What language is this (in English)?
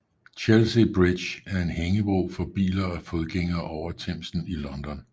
Danish